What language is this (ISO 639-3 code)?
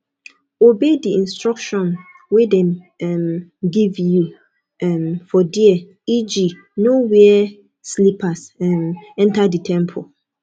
pcm